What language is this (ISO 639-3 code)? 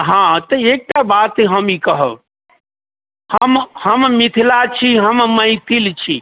mai